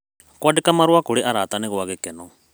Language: Kikuyu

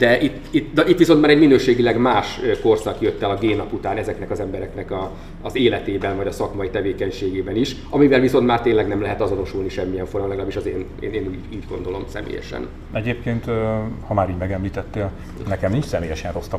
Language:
Hungarian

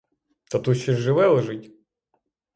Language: Ukrainian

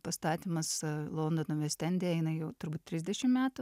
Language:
Lithuanian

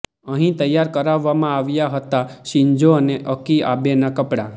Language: Gujarati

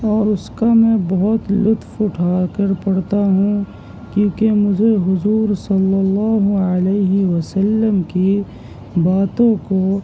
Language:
Urdu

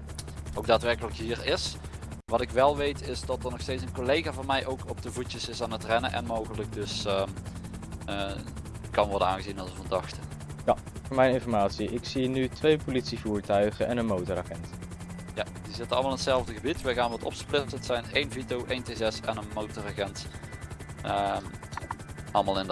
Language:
Dutch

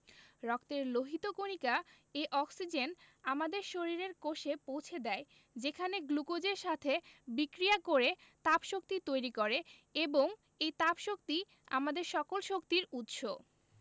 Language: Bangla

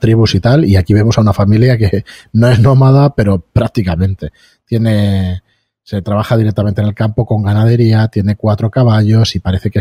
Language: Spanish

